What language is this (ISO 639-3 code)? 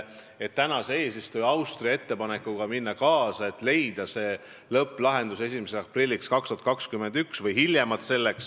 est